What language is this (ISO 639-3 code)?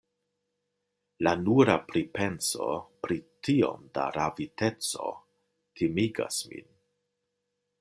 epo